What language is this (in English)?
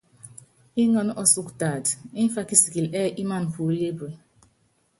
Yangben